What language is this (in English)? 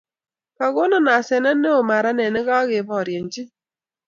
Kalenjin